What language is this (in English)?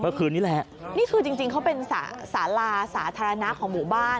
Thai